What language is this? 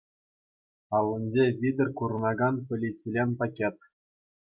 Chuvash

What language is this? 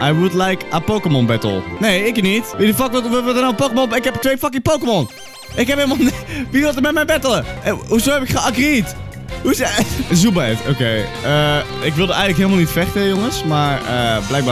Dutch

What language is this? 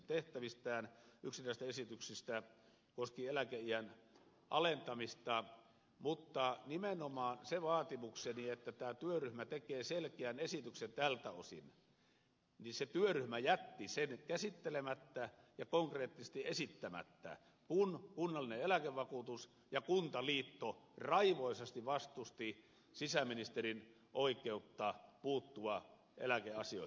Finnish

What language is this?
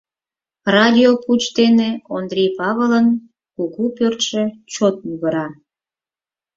Mari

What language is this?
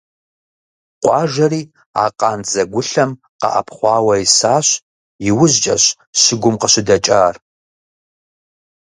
Kabardian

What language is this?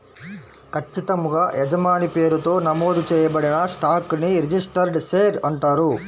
Telugu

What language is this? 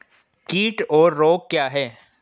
Hindi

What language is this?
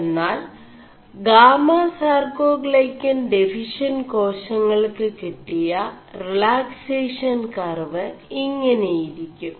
Malayalam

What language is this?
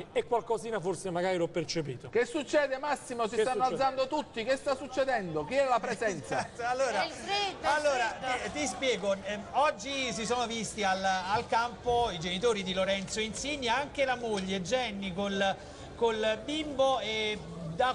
Italian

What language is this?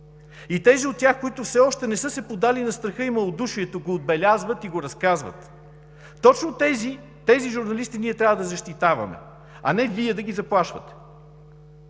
Bulgarian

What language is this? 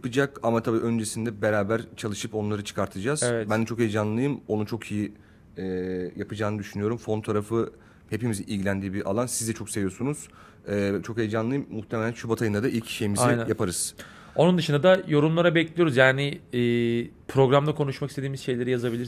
Turkish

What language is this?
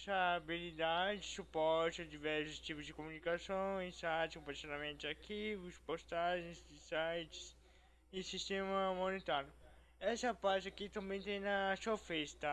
Portuguese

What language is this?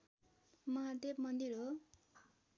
Nepali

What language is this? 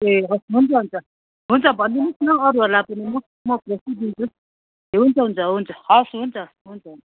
Nepali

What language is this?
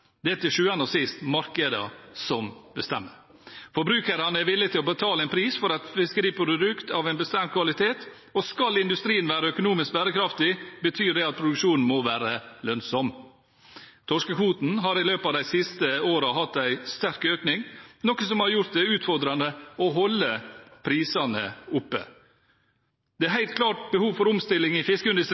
Norwegian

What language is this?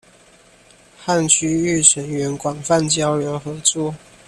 Chinese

